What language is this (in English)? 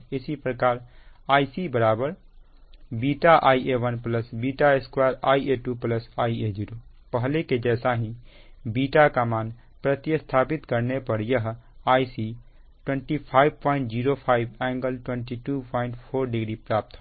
Hindi